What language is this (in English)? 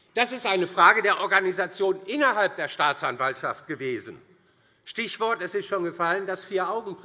German